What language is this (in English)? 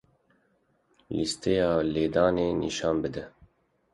Kurdish